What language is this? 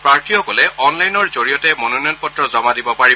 Assamese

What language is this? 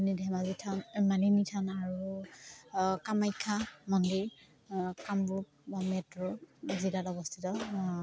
Assamese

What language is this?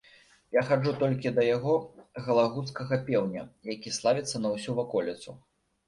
Belarusian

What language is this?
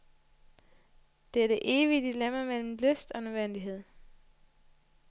Danish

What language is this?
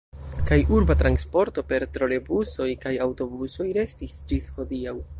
Esperanto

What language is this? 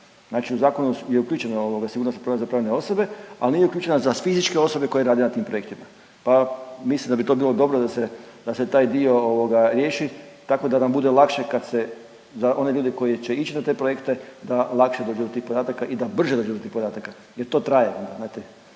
Croatian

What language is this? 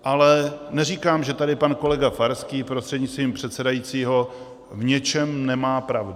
Czech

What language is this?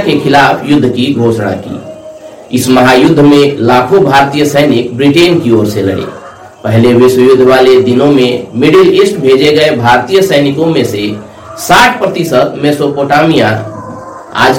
Hindi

